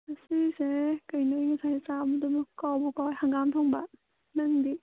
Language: Manipuri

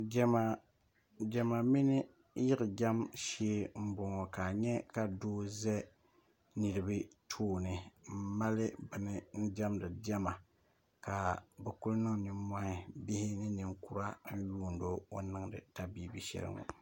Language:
Dagbani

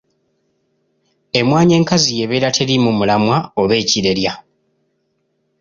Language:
Ganda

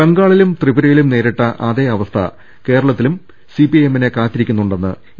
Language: Malayalam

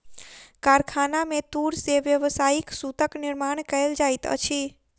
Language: Maithili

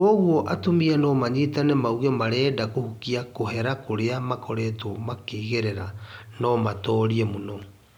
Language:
Kikuyu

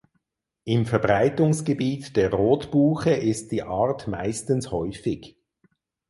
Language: German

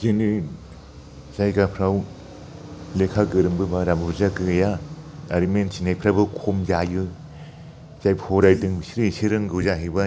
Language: Bodo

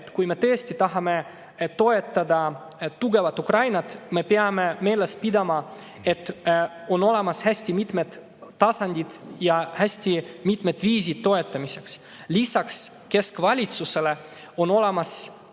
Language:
Estonian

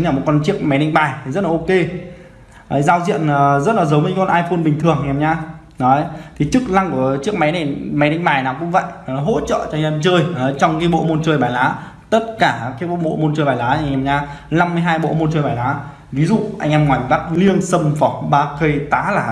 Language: Vietnamese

